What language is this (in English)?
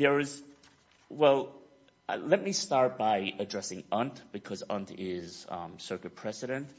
English